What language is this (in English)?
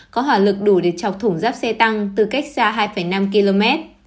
Vietnamese